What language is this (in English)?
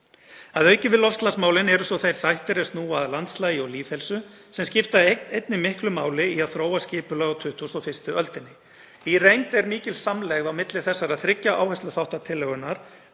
Icelandic